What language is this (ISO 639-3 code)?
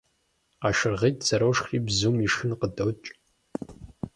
kbd